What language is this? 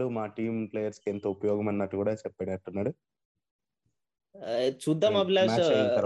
Telugu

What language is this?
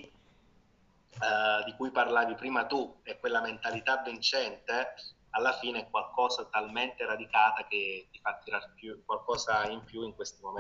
Italian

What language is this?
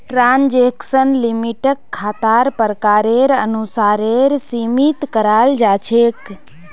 Magahi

